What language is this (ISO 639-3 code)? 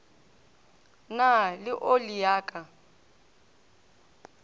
nso